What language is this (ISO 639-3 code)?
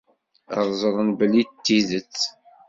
kab